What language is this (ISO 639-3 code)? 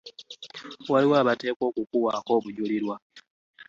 lug